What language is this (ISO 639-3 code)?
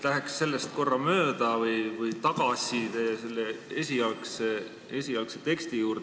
est